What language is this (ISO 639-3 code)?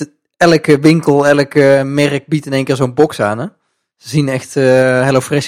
nld